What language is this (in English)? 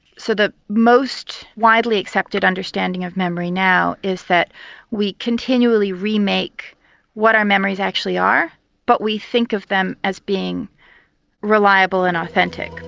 English